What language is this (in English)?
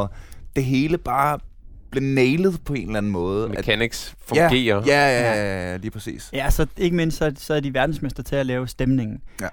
Danish